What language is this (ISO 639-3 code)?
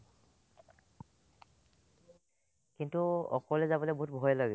asm